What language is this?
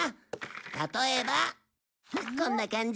Japanese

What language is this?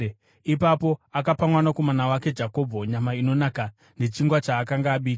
Shona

